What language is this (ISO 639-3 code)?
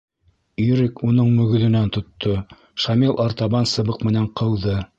bak